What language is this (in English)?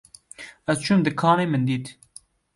Kurdish